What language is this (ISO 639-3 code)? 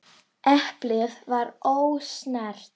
isl